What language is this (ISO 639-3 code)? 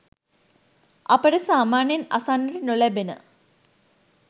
sin